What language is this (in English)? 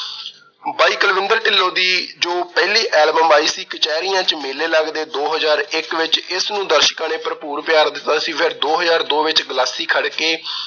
Punjabi